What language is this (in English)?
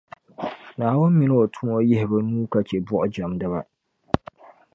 Dagbani